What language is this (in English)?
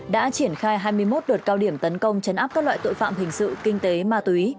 Vietnamese